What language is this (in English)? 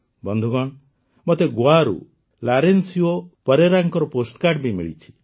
Odia